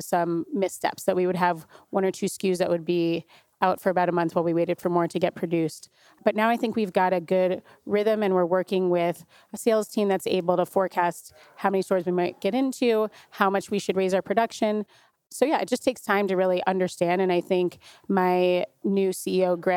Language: English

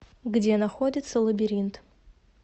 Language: Russian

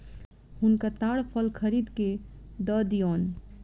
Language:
Maithili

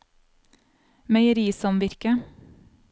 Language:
Norwegian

